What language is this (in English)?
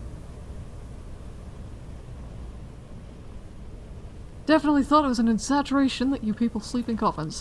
English